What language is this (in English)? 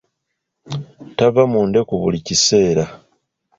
Ganda